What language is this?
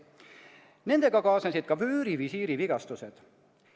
Estonian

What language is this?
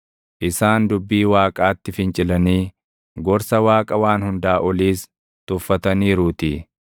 Oromo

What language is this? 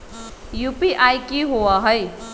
Magahi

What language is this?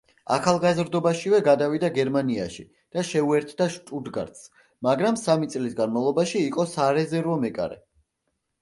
Georgian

